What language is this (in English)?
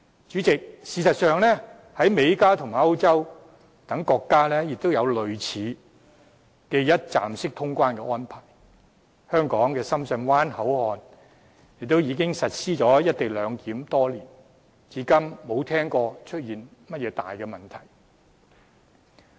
Cantonese